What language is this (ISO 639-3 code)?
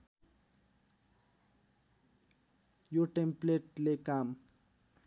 nep